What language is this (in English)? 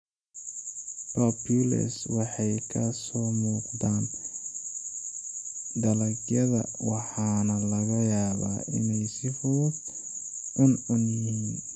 Somali